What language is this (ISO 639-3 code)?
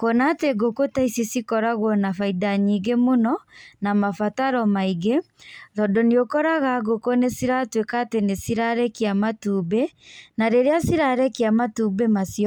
kik